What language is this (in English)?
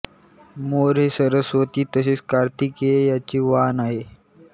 Marathi